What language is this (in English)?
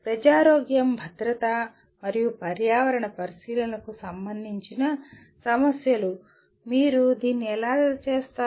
Telugu